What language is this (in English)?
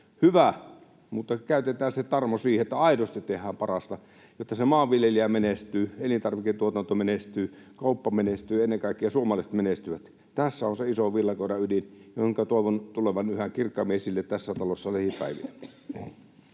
Finnish